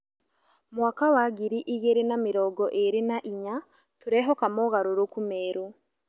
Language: Kikuyu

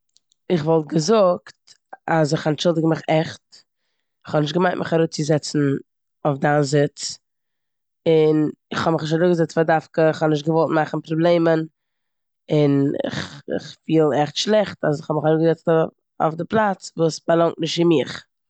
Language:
Yiddish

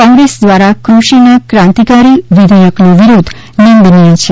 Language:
Gujarati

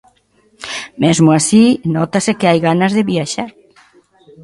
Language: Galician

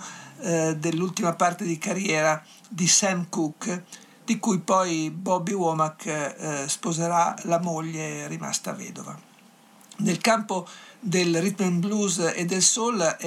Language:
Italian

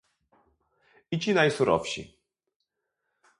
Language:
Polish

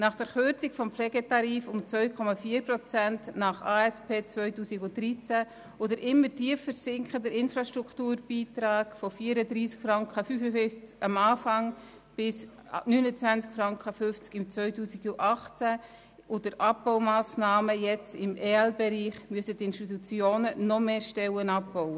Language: Swiss German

